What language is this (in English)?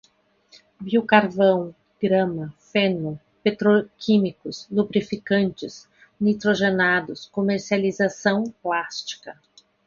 Portuguese